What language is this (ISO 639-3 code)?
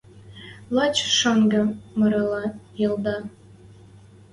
mrj